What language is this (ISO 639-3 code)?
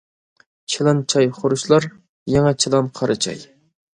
uig